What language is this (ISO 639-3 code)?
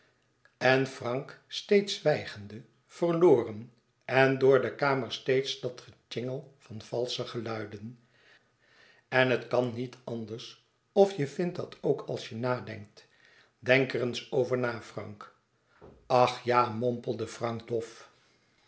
nld